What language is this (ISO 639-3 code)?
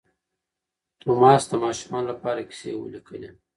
pus